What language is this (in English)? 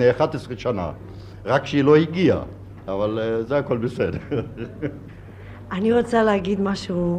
Hebrew